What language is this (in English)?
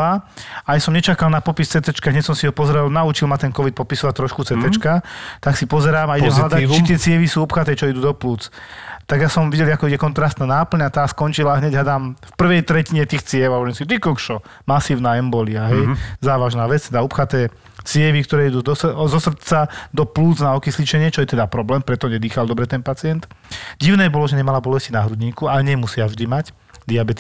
Slovak